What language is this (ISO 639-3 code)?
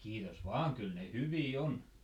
fin